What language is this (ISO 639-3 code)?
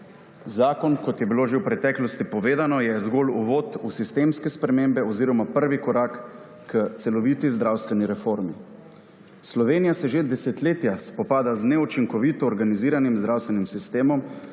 slv